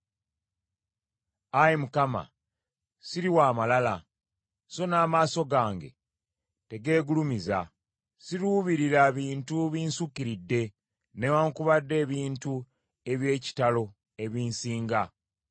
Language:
Ganda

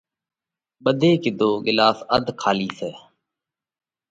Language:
Parkari Koli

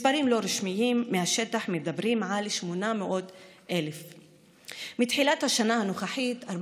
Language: Hebrew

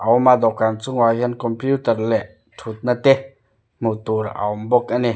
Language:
Mizo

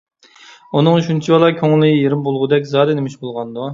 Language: Uyghur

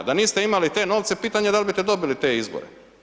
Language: Croatian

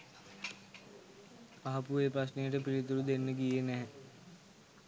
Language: Sinhala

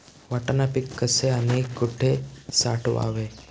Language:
Marathi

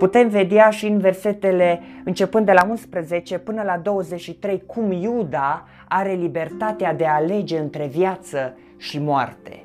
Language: Romanian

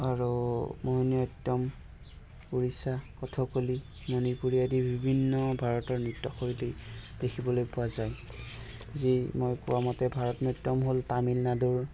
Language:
Assamese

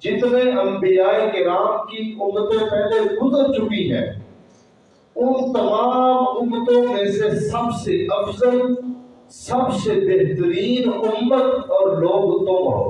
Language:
Urdu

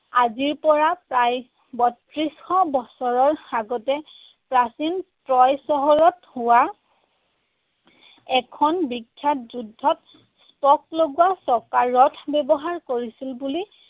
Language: Assamese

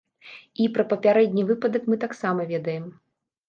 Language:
Belarusian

